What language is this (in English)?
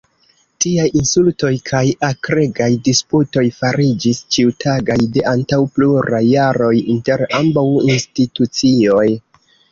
Esperanto